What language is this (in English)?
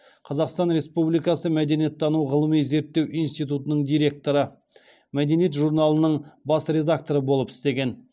Kazakh